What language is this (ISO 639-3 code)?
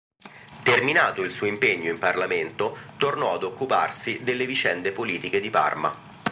ita